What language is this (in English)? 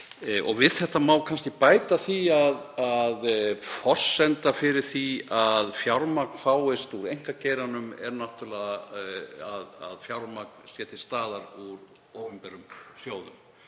Icelandic